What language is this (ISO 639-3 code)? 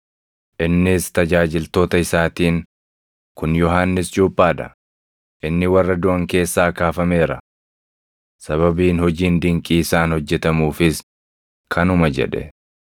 orm